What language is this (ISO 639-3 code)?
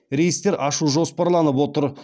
kaz